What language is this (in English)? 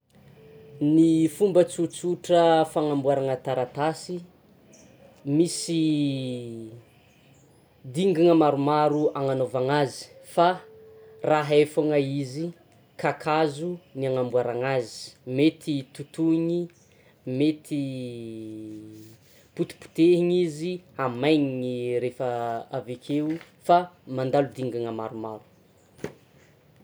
Tsimihety Malagasy